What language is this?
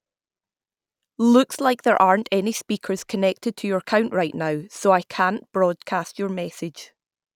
English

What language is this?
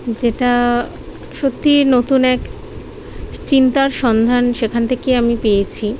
Bangla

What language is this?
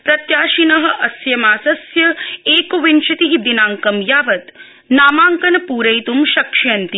Sanskrit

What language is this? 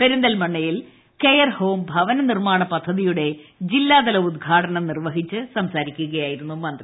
Malayalam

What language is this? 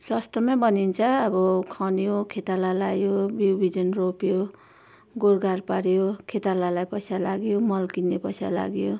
Nepali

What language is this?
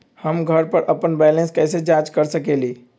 Magahi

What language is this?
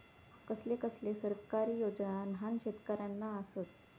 Marathi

